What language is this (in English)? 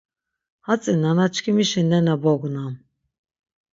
Laz